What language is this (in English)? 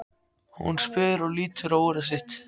Icelandic